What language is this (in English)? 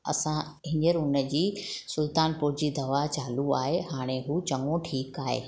Sindhi